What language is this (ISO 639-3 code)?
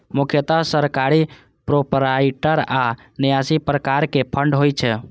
mai